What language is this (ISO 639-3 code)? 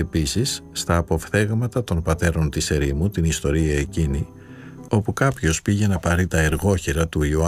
ell